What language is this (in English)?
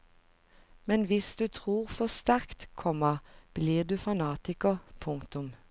Norwegian